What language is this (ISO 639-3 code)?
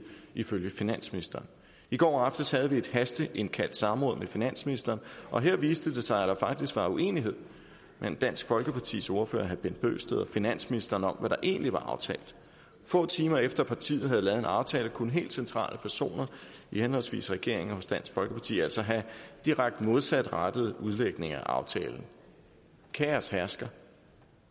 dan